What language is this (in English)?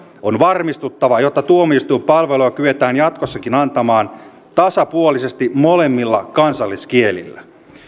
Finnish